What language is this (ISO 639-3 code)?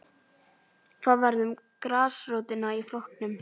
isl